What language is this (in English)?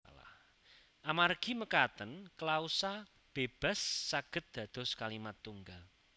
Javanese